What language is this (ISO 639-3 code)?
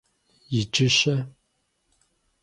kbd